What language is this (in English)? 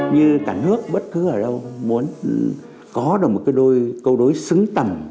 Vietnamese